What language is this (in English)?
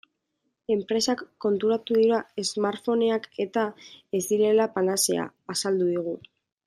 Basque